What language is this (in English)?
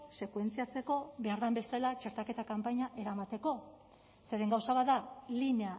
Basque